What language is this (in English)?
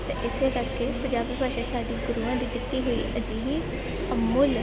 Punjabi